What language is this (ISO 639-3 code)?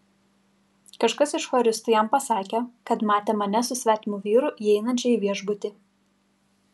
lit